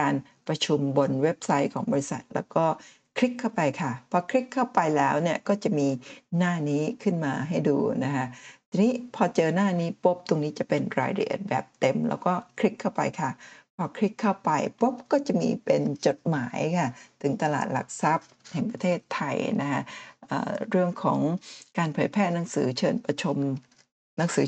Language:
Thai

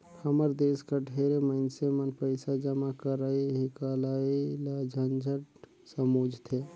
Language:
Chhattisgarhi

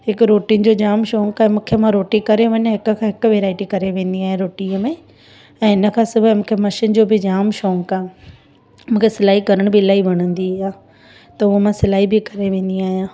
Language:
Sindhi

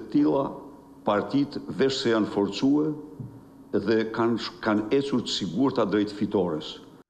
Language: Romanian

